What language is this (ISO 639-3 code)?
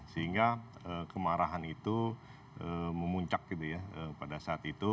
ind